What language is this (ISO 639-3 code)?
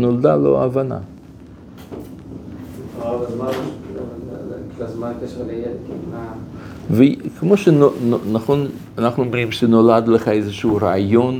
heb